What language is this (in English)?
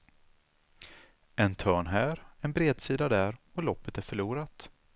Swedish